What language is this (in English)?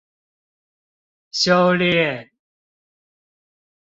Chinese